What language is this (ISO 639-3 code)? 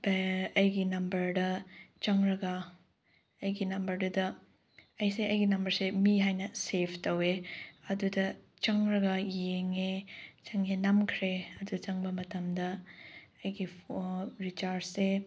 mni